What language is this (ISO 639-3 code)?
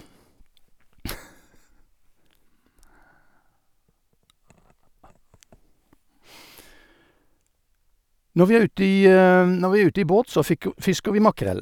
nor